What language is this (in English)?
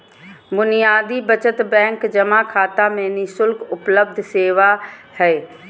Magahi